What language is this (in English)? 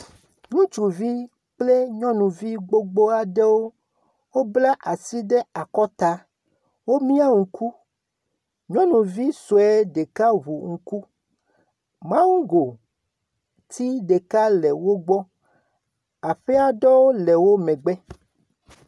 Ewe